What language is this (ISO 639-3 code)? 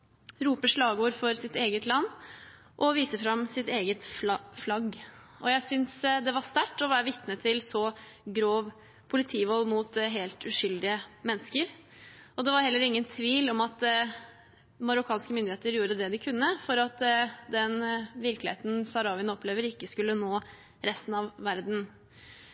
nob